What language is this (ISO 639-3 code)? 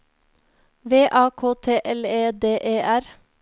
nor